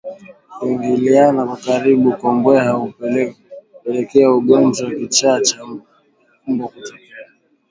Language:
Swahili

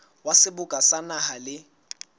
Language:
Southern Sotho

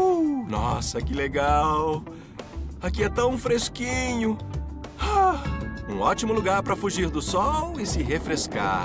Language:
Portuguese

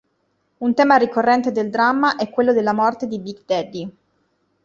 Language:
Italian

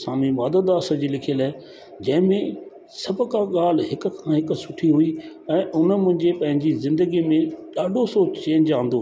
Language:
Sindhi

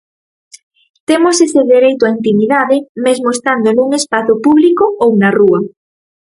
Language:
Galician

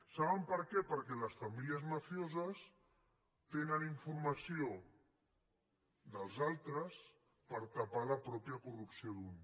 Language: Catalan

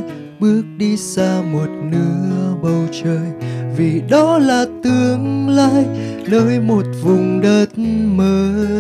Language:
Vietnamese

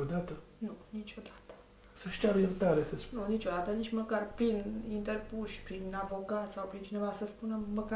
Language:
Romanian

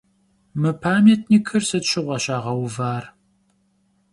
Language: Kabardian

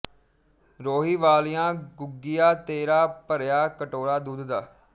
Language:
Punjabi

